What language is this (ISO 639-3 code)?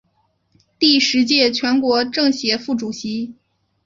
zho